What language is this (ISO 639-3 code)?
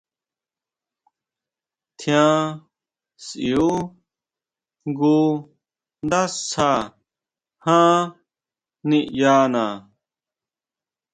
mau